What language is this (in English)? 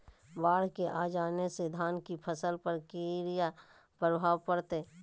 Magahi